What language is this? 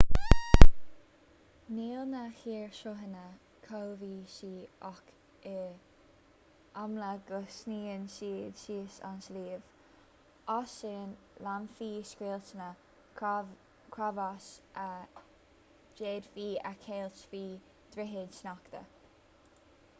Irish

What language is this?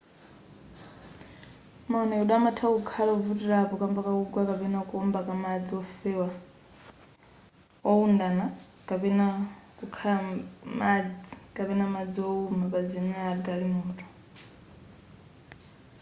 Nyanja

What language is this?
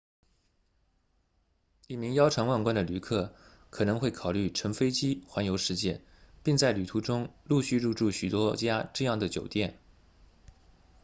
Chinese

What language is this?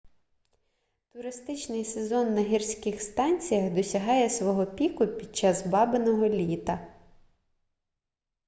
Ukrainian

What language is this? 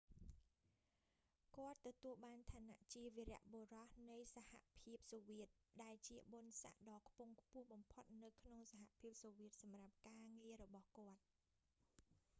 Khmer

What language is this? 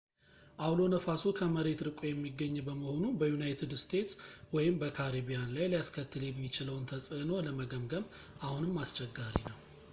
Amharic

